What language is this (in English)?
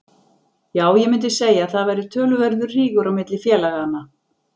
Icelandic